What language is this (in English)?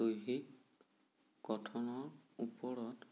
Assamese